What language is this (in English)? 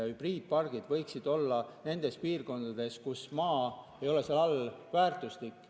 Estonian